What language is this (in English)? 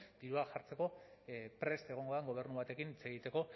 Basque